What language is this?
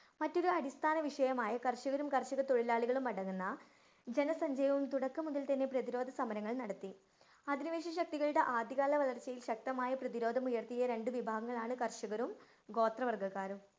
Malayalam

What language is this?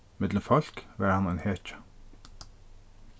Faroese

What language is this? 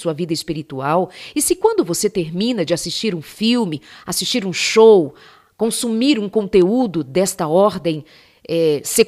Portuguese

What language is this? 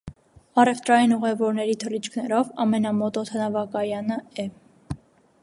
Armenian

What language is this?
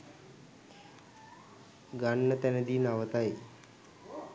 Sinhala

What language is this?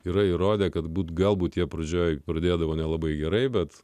Lithuanian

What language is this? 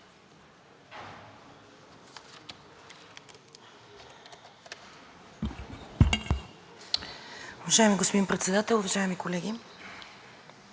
Bulgarian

